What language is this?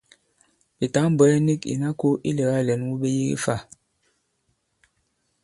Bankon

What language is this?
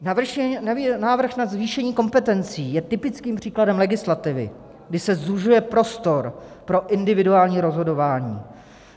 Czech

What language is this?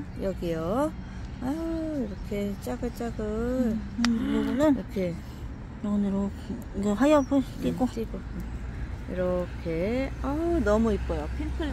Korean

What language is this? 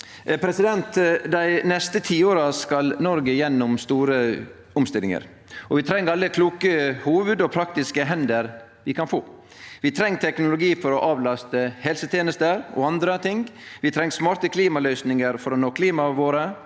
Norwegian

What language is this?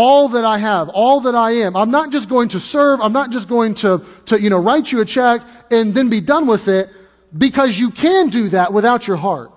English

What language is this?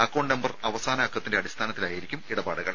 Malayalam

